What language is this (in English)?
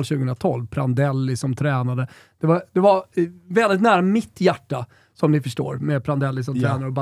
Swedish